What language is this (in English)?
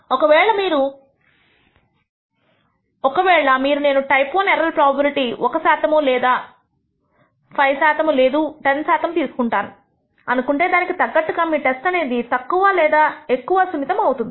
Telugu